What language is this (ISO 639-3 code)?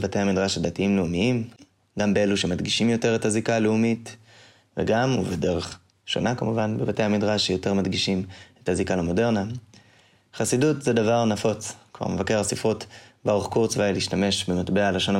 heb